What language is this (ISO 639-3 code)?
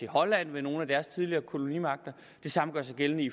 dan